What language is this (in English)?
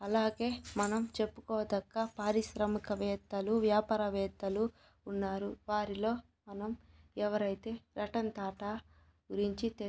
Telugu